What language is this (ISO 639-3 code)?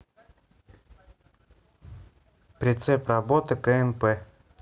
rus